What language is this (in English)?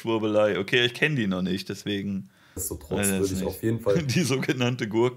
German